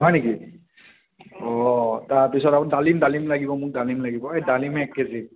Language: Assamese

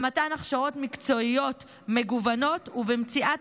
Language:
Hebrew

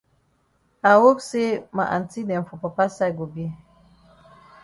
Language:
Cameroon Pidgin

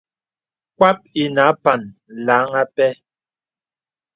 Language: Bebele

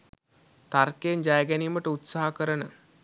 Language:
Sinhala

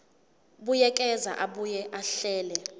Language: Zulu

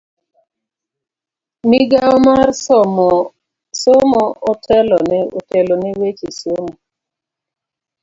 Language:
Luo (Kenya and Tanzania)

